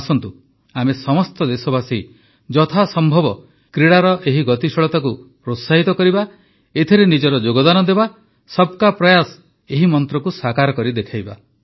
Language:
Odia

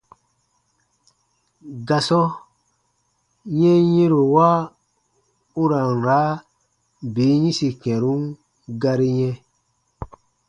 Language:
Baatonum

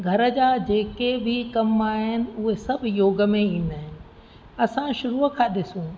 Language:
Sindhi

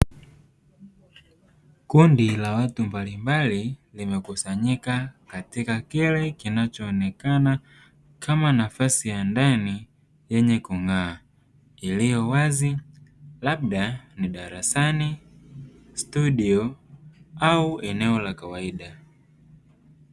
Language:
Swahili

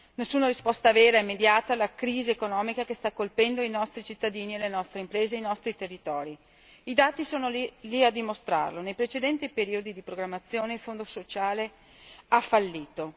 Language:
Italian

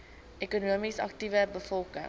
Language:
Afrikaans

